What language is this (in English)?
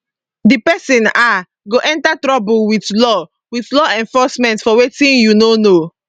Nigerian Pidgin